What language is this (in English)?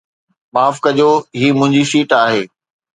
Sindhi